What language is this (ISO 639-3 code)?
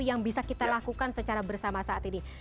ind